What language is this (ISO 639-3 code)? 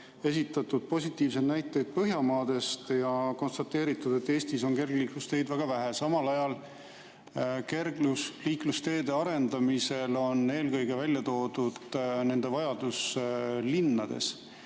est